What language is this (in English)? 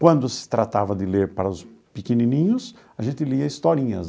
Portuguese